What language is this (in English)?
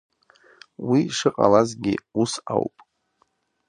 Abkhazian